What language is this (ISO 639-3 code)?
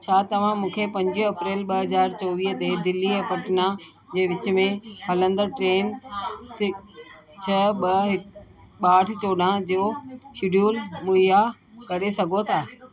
snd